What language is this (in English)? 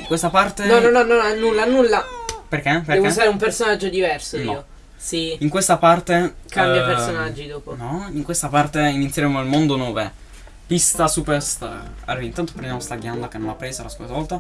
Italian